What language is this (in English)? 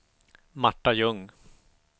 Swedish